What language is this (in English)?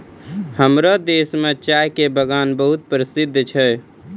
Maithili